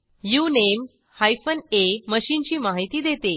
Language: Marathi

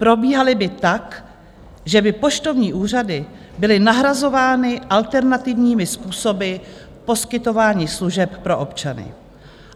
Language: Czech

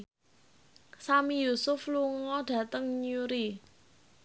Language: Javanese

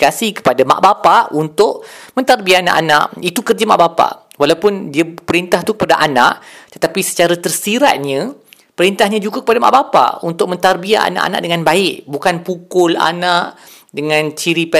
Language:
Malay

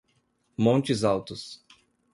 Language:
Portuguese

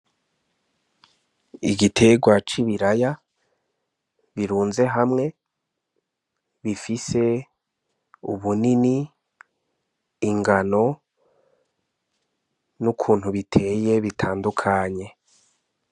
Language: Rundi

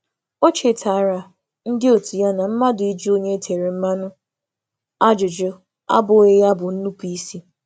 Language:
Igbo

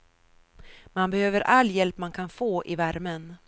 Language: Swedish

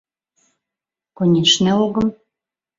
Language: Mari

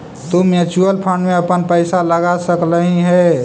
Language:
Magahi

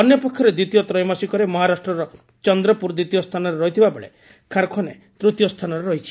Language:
Odia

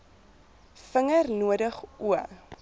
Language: Afrikaans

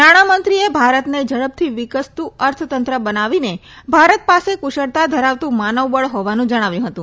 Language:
Gujarati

